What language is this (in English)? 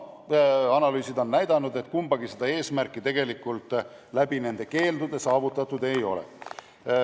Estonian